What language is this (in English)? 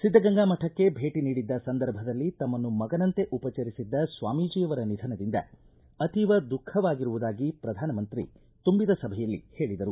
Kannada